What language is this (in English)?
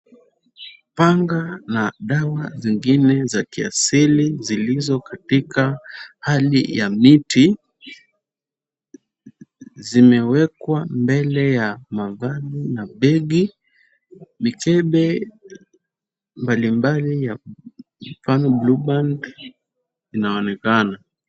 Swahili